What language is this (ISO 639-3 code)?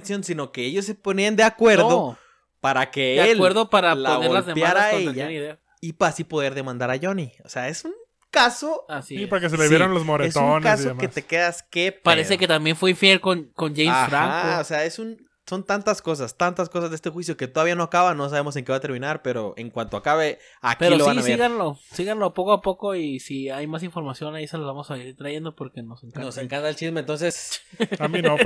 spa